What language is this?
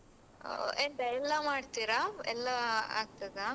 Kannada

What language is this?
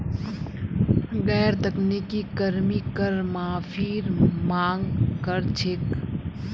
Magahi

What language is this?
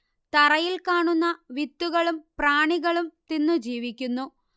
Malayalam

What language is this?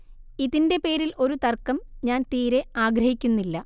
Malayalam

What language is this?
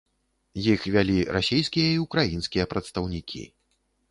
Belarusian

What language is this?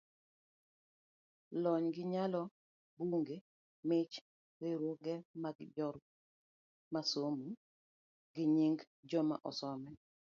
Luo (Kenya and Tanzania)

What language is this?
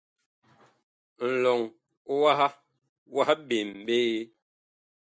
Bakoko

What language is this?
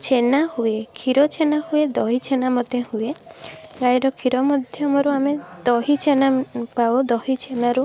Odia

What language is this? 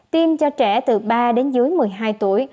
Vietnamese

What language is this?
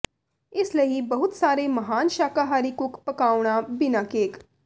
Punjabi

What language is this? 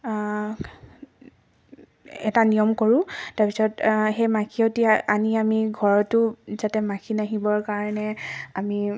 Assamese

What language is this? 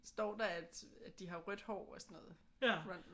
Danish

